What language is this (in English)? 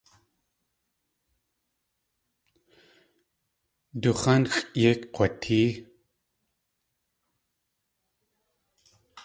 Tlingit